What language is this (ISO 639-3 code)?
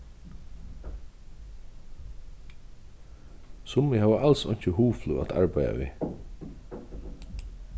fao